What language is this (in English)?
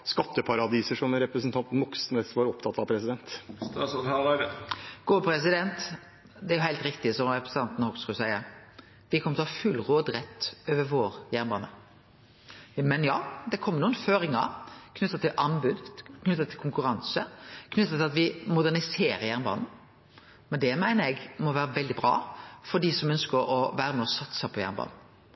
Norwegian